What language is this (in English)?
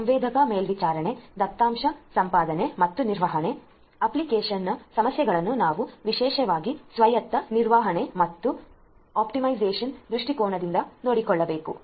Kannada